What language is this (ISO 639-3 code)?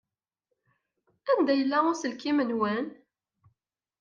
kab